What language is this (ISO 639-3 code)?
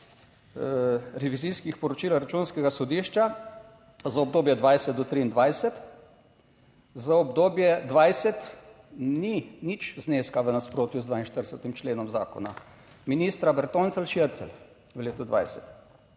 slv